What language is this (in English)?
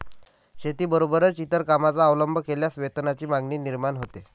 Marathi